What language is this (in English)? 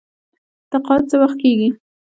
Pashto